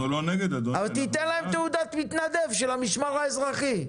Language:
Hebrew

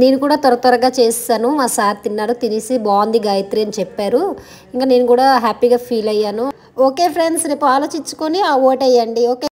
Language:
Telugu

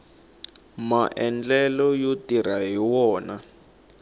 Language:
Tsonga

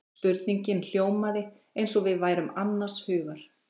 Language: Icelandic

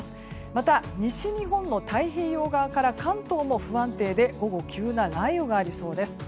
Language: Japanese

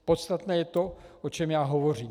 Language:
Czech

